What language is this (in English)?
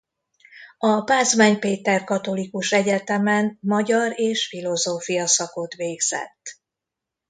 Hungarian